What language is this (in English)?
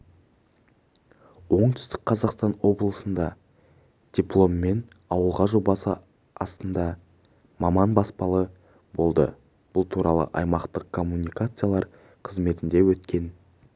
Kazakh